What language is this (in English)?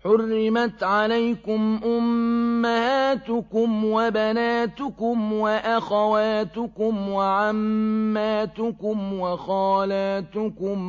Arabic